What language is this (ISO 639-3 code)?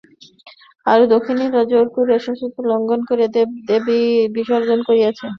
ben